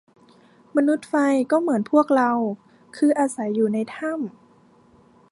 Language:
Thai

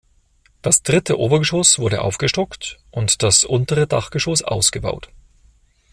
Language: German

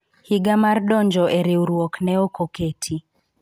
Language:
Luo (Kenya and Tanzania)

